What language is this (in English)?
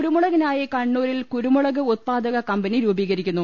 Malayalam